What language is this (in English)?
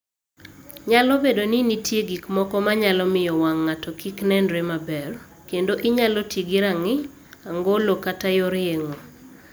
Luo (Kenya and Tanzania)